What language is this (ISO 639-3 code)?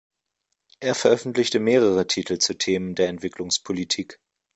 deu